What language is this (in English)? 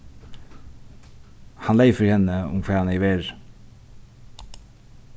Faroese